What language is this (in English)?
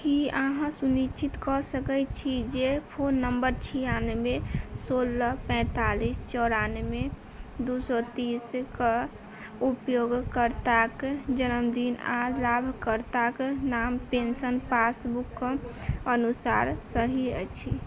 Maithili